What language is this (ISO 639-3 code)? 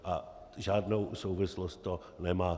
ces